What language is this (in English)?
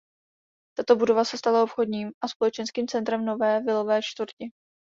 Czech